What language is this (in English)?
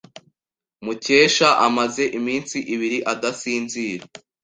Kinyarwanda